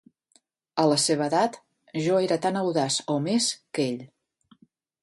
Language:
Catalan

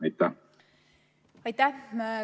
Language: Estonian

